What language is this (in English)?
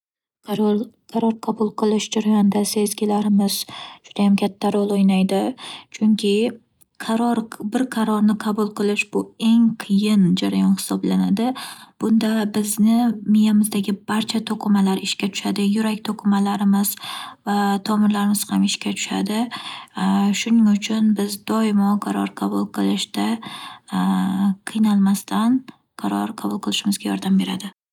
Uzbek